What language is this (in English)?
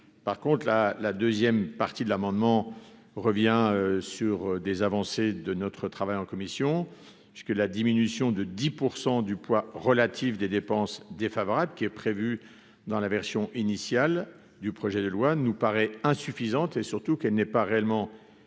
French